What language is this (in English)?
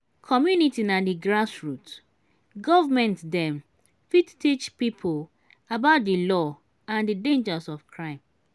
Nigerian Pidgin